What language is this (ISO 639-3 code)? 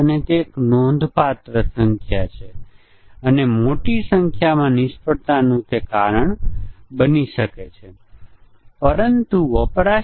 guj